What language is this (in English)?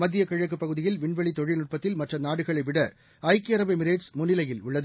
Tamil